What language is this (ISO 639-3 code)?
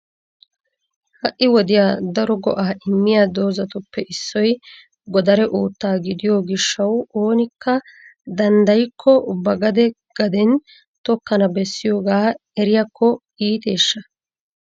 wal